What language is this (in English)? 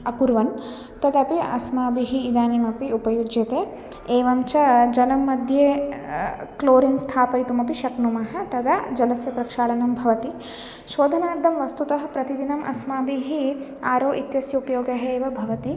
Sanskrit